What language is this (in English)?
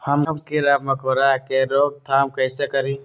Magahi